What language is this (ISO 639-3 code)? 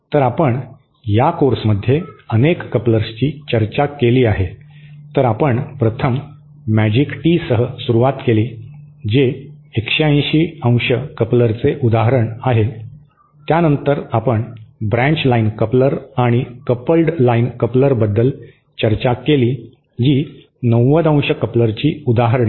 mar